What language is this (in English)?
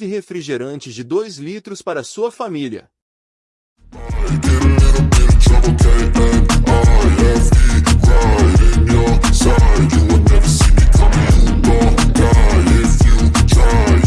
Portuguese